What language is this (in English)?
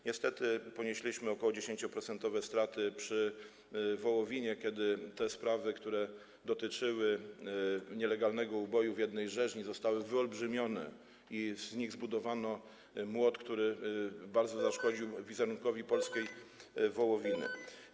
Polish